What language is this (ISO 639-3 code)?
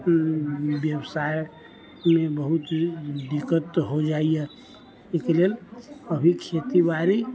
mai